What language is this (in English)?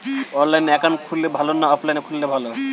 Bangla